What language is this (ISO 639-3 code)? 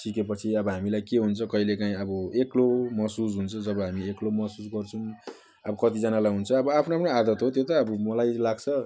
nep